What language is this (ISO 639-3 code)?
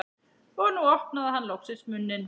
isl